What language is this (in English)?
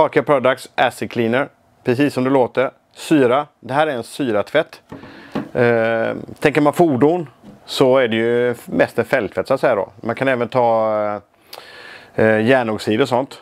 Swedish